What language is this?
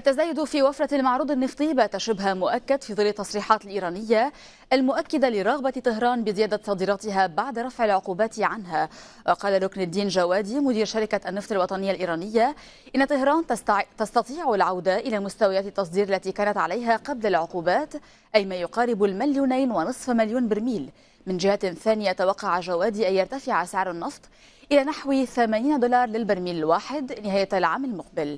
Arabic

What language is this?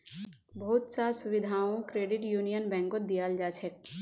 Magahi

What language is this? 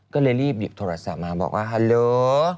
Thai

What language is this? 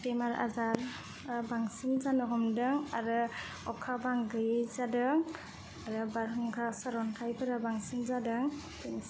Bodo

